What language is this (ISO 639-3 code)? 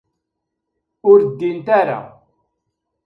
kab